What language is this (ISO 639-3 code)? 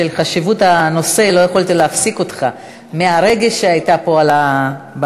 heb